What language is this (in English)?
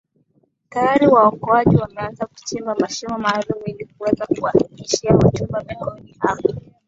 Swahili